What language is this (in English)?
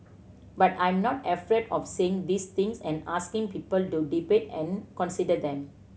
English